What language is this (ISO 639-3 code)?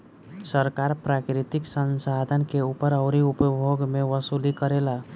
bho